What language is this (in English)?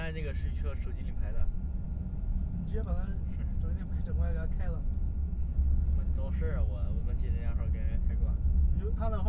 Chinese